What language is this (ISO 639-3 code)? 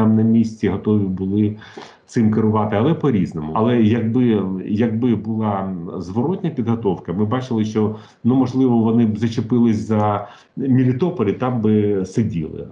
ukr